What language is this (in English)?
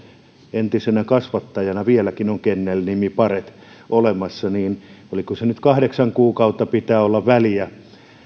Finnish